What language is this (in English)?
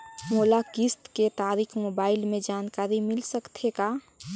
Chhattisgarhi